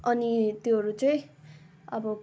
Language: Nepali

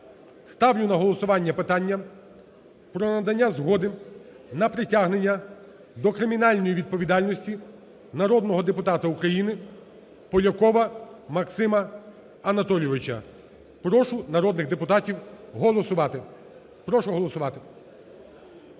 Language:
Ukrainian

